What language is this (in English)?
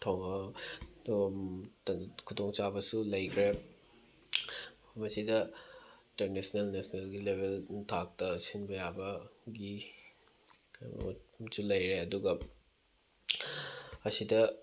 Manipuri